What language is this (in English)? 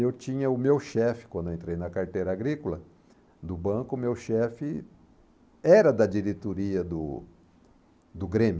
Portuguese